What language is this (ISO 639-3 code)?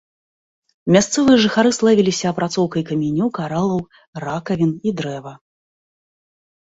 bel